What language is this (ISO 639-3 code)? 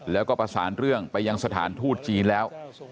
tha